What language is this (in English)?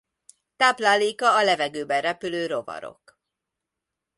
Hungarian